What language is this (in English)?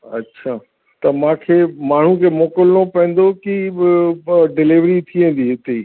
Sindhi